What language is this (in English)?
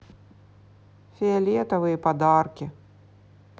Russian